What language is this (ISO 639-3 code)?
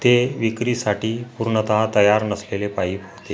mar